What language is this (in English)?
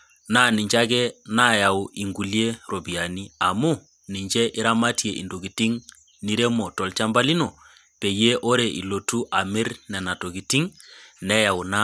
Masai